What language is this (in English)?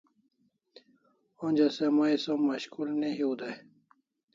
Kalasha